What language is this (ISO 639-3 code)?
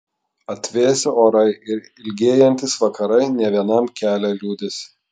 lit